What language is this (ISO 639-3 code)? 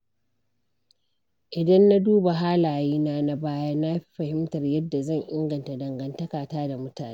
hau